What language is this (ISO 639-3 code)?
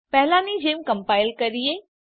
guj